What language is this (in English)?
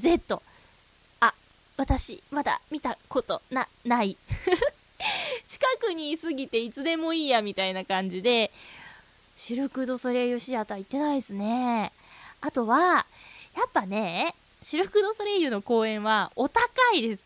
Japanese